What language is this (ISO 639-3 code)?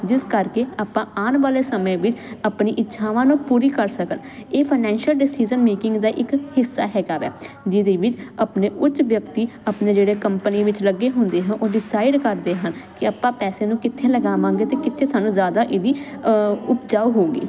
pan